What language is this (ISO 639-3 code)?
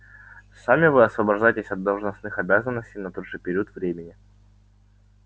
rus